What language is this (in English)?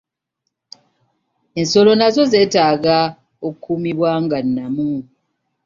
Ganda